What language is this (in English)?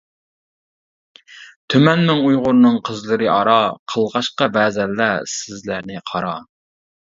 Uyghur